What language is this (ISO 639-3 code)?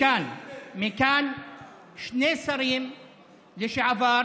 heb